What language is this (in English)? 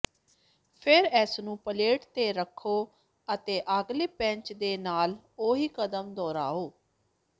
Punjabi